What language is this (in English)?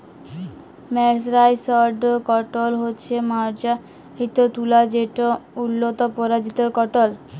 Bangla